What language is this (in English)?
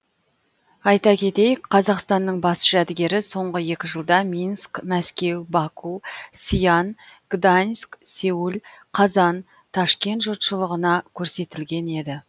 Kazakh